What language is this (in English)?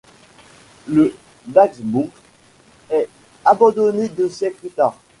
French